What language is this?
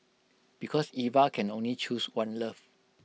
English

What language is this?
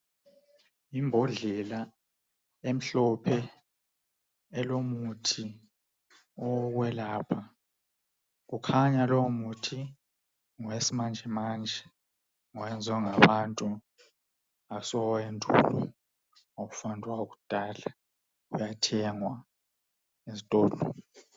North Ndebele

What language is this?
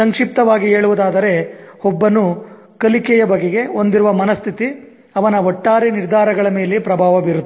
Kannada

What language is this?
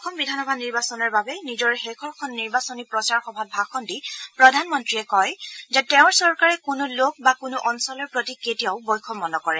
Assamese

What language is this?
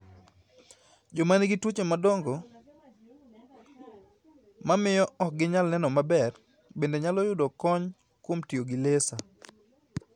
Luo (Kenya and Tanzania)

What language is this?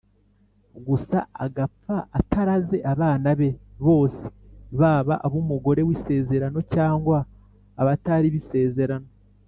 Kinyarwanda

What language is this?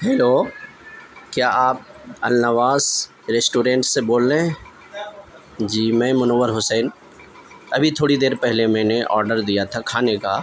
Urdu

